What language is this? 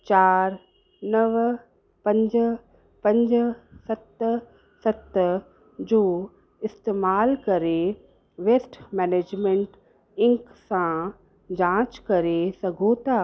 Sindhi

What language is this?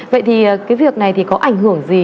Vietnamese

